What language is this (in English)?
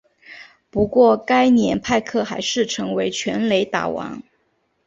Chinese